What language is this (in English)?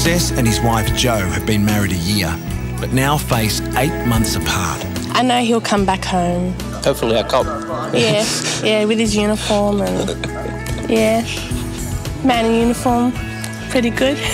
English